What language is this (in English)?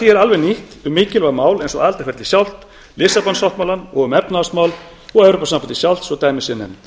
Icelandic